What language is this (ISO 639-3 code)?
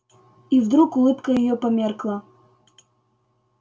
rus